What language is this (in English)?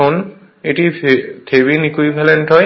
Bangla